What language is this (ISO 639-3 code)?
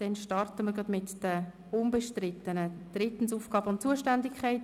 gsw